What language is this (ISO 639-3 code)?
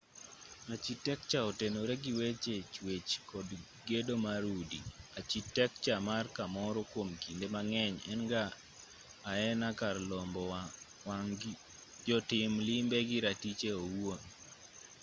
luo